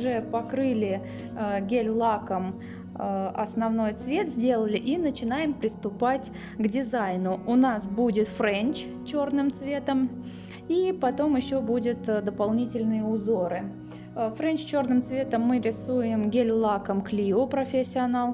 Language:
Russian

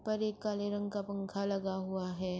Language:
Urdu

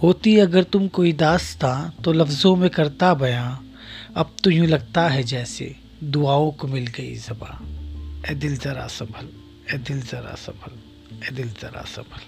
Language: Hindi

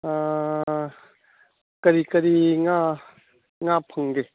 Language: Manipuri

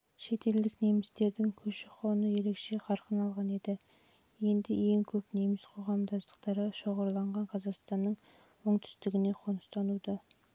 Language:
Kazakh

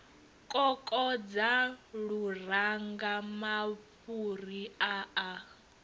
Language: Venda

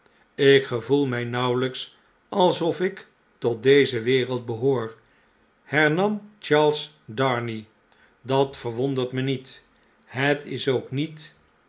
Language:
Dutch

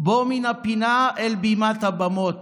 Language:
Hebrew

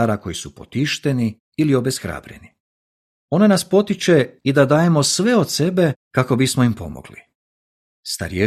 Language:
Croatian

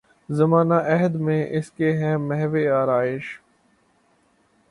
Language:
Urdu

